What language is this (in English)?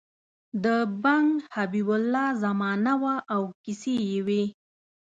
Pashto